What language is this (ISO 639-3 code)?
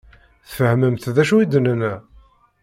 kab